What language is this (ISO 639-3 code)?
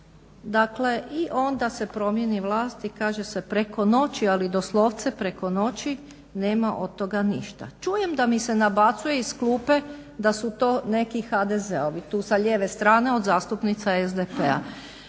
hrv